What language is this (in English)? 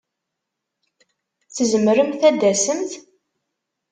Kabyle